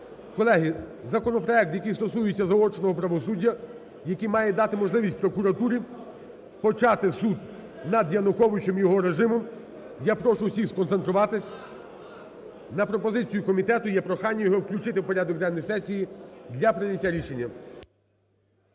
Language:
Ukrainian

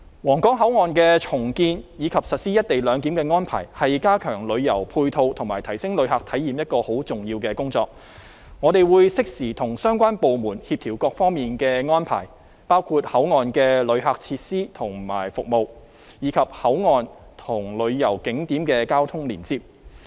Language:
Cantonese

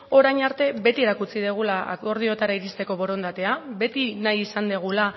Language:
Basque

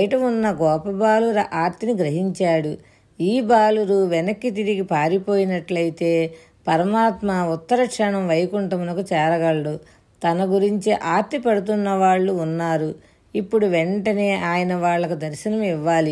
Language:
Telugu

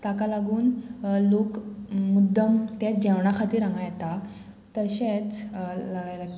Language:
Konkani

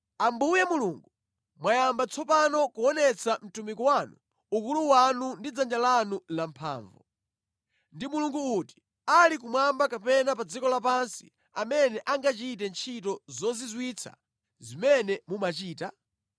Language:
Nyanja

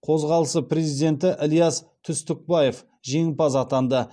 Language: Kazakh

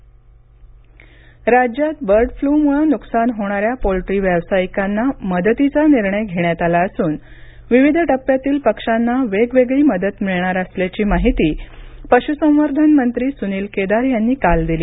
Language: Marathi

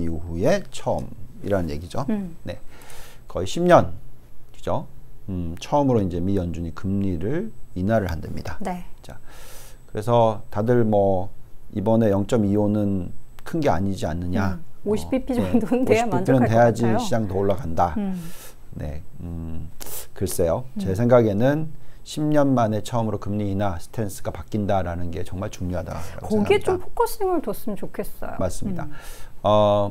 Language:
Korean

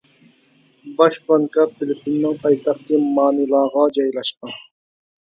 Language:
Uyghur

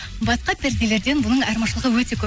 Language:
Kazakh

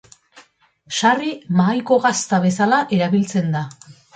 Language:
Basque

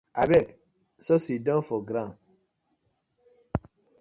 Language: Nigerian Pidgin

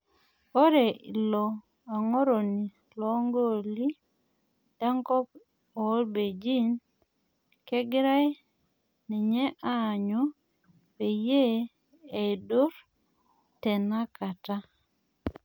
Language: Masai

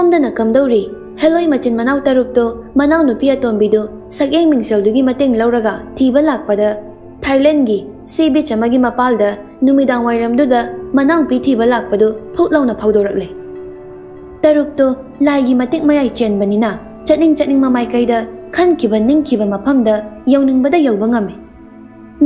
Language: Vietnamese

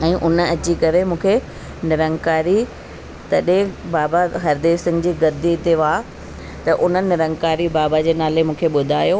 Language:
Sindhi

